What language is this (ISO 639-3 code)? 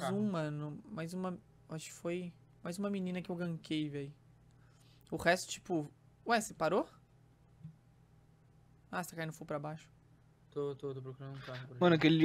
por